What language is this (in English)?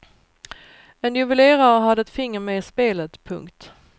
Swedish